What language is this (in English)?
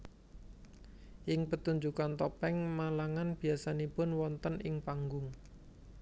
Javanese